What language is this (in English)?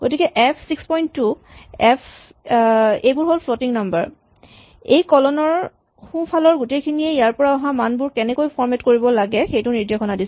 Assamese